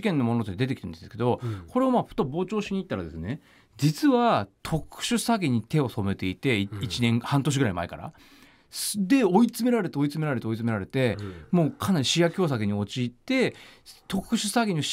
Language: Japanese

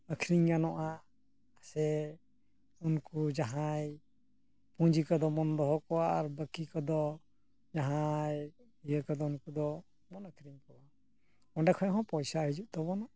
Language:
Santali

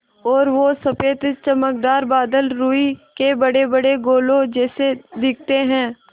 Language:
Hindi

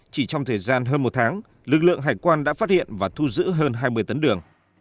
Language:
Vietnamese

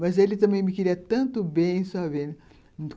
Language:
Portuguese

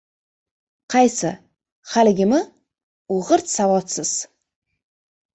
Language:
Uzbek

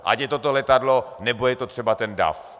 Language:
Czech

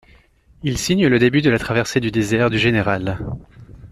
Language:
French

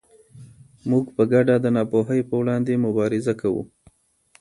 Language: Pashto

